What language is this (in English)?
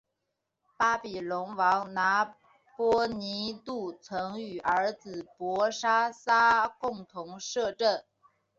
Chinese